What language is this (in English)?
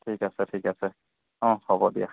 Assamese